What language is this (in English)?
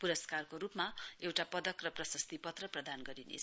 Nepali